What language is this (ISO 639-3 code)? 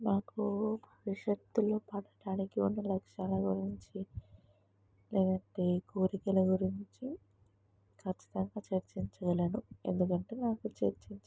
tel